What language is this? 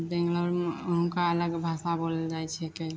Maithili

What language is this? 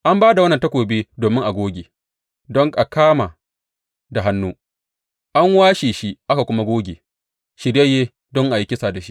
Hausa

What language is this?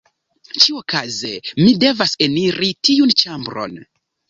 Esperanto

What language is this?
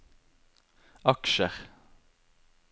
Norwegian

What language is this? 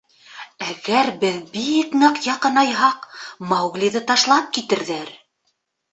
Bashkir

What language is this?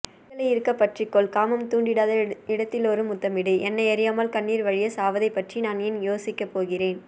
Tamil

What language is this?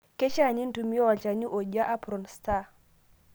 Masai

